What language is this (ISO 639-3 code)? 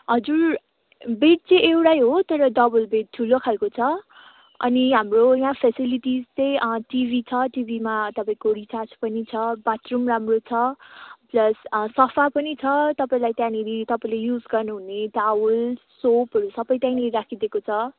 nep